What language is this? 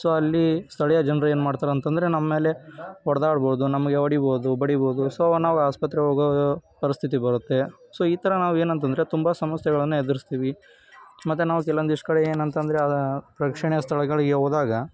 Kannada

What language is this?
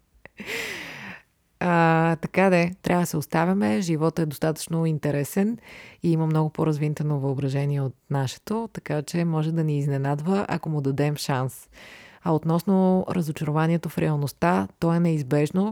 Bulgarian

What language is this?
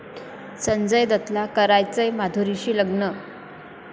Marathi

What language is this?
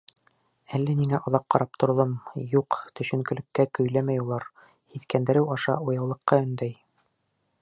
Bashkir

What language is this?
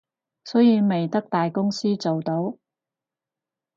Cantonese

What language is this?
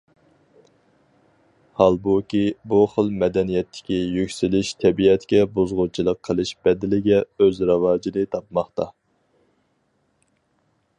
Uyghur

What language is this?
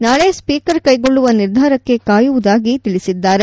Kannada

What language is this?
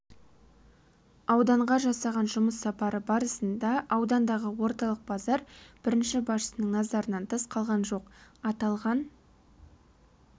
Kazakh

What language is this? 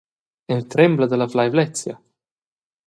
Romansh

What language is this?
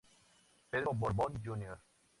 Spanish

